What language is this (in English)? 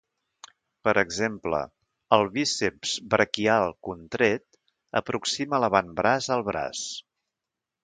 Catalan